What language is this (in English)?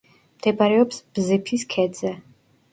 Georgian